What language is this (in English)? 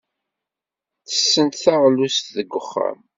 Kabyle